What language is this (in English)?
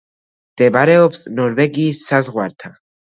Georgian